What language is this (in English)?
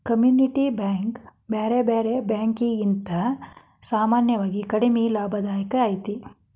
Kannada